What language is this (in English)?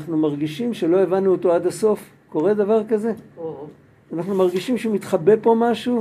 Hebrew